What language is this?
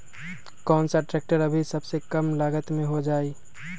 Magahi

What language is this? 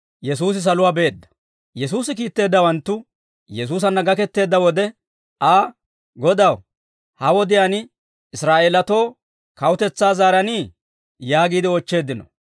Dawro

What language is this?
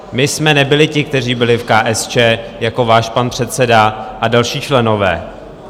Czech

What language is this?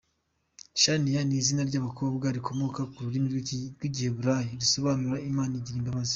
Kinyarwanda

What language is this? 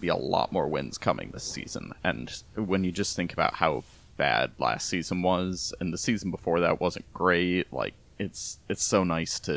English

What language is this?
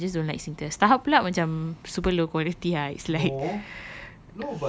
English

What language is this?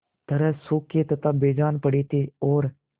Hindi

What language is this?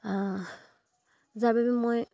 Assamese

